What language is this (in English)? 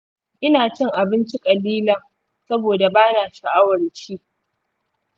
Hausa